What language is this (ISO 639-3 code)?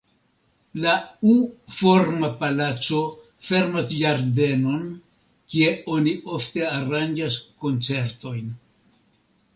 epo